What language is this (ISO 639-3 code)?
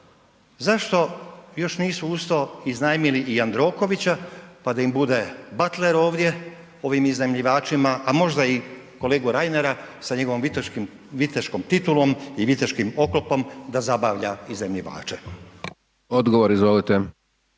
hrv